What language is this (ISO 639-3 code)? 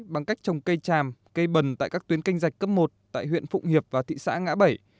vie